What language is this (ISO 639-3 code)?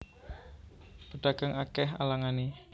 jav